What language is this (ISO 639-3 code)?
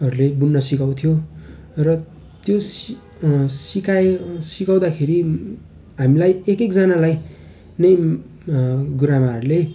nep